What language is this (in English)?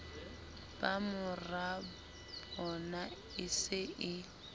Southern Sotho